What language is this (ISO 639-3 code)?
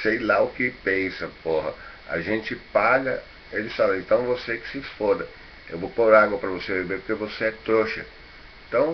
por